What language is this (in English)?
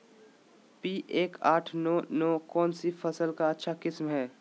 Magahi